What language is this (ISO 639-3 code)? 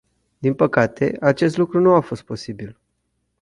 ron